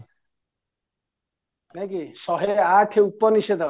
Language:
Odia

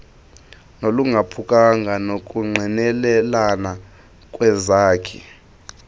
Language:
Xhosa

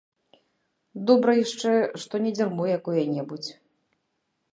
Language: Belarusian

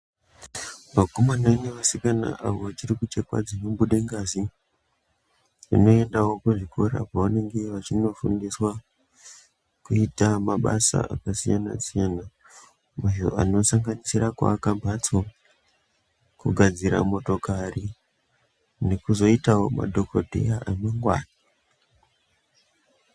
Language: Ndau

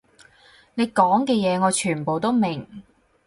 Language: Cantonese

